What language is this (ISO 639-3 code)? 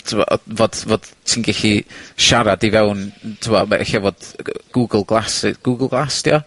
cym